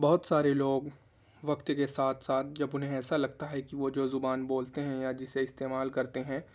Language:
Urdu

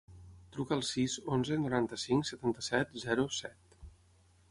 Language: Catalan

